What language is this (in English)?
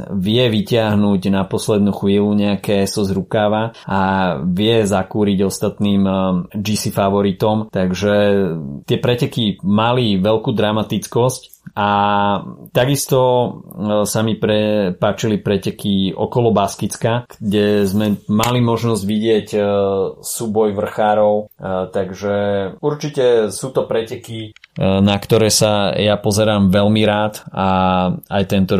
Slovak